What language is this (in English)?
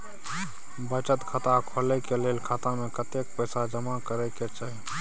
Maithili